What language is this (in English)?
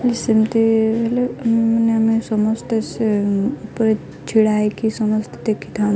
Odia